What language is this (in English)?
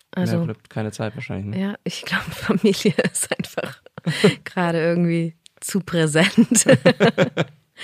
German